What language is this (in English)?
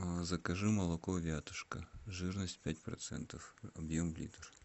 Russian